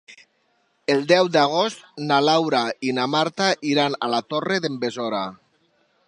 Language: Catalan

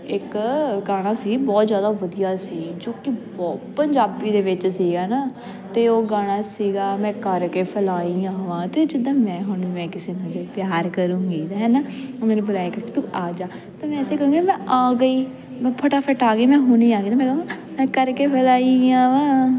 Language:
Punjabi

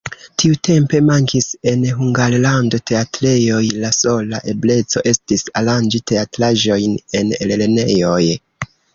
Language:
Esperanto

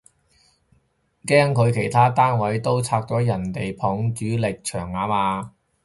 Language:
Cantonese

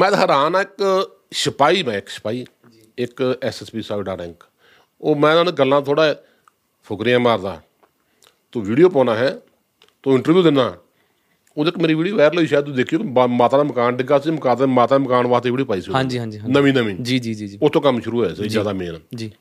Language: Punjabi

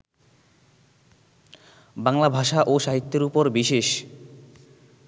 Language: Bangla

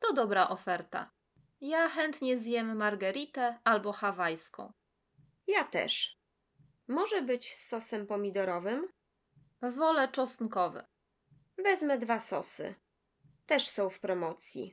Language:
Polish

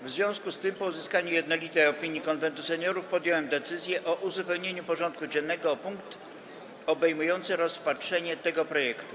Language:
Polish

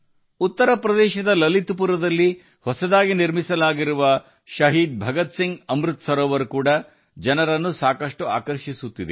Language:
Kannada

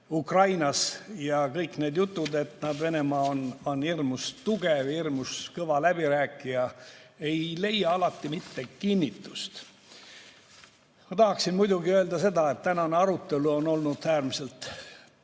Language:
Estonian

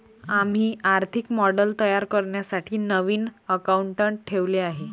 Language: Marathi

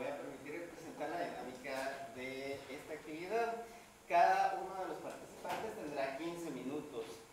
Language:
Spanish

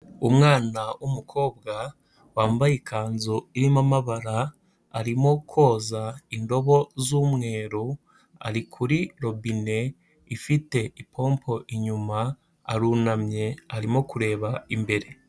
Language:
Kinyarwanda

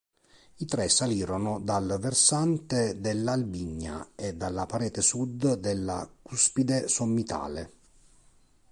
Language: Italian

